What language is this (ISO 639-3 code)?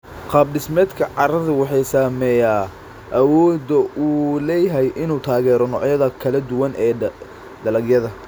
som